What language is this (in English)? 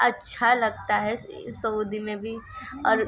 Urdu